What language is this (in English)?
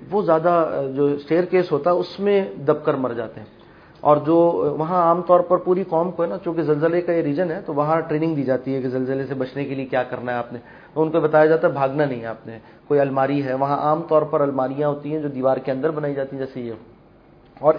Urdu